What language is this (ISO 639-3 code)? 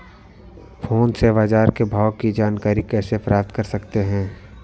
hin